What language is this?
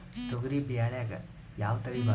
Kannada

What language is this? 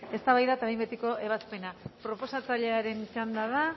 Basque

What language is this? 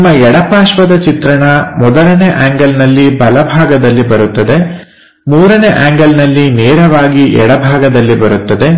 Kannada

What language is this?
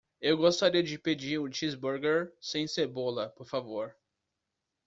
Portuguese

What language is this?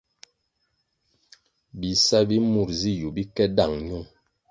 Kwasio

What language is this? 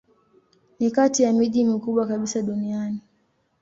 Swahili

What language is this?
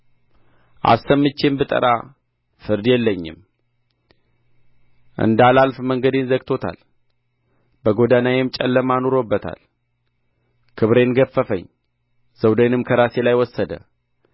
Amharic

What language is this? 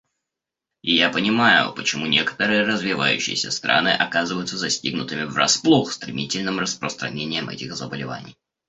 Russian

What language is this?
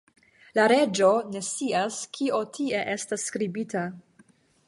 Esperanto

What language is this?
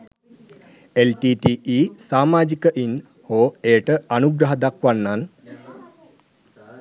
Sinhala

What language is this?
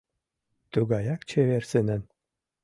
Mari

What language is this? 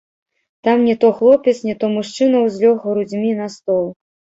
Belarusian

